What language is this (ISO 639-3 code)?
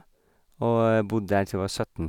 nor